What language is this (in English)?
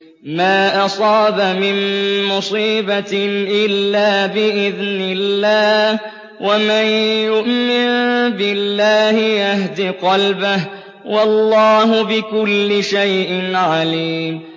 Arabic